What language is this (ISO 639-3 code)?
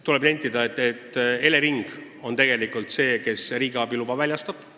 est